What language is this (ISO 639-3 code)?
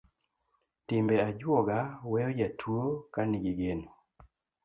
luo